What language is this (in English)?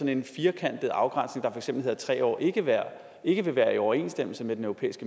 Danish